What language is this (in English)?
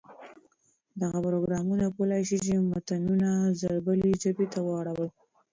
Pashto